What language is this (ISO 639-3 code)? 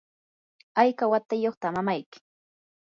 qur